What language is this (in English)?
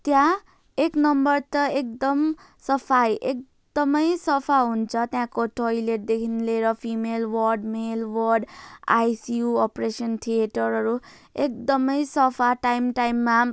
Nepali